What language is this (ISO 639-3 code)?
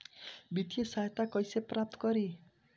bho